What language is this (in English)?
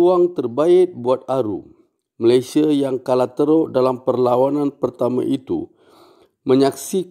Malay